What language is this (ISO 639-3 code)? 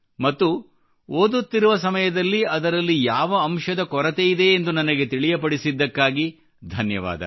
kan